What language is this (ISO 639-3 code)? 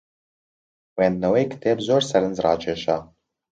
ckb